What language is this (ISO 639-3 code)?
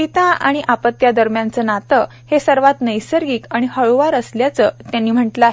mar